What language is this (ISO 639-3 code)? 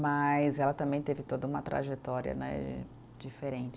por